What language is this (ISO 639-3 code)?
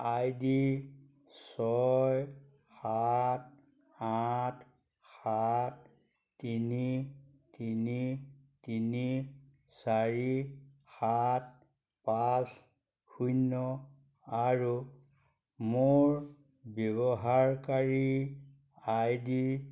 asm